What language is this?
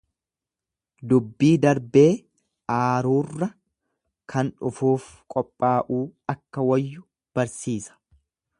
Oromo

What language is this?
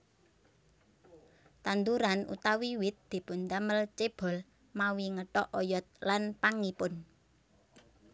Javanese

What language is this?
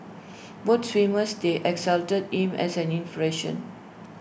English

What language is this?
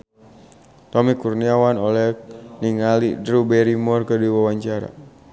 Sundanese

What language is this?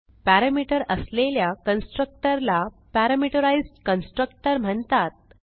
Marathi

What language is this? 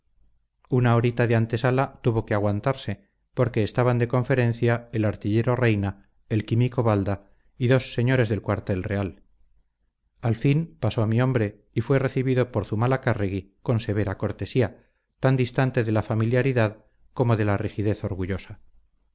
Spanish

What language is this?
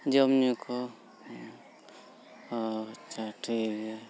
Santali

